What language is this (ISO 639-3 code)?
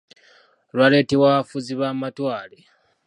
lug